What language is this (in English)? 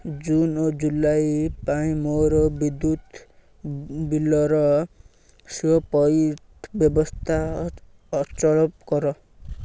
Odia